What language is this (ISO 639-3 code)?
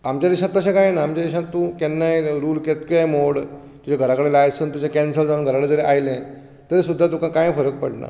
kok